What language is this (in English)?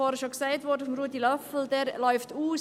Swiss German